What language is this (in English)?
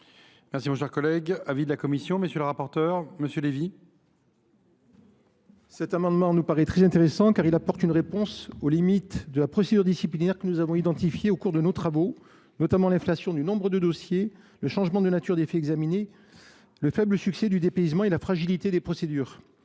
French